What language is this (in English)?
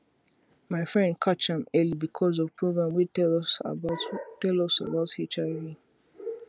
Nigerian Pidgin